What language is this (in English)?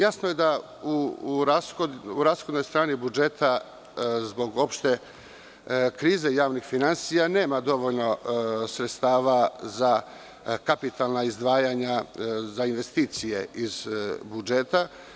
Serbian